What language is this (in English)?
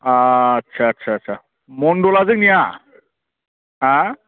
Bodo